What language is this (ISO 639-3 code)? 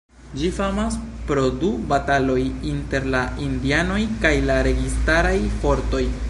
epo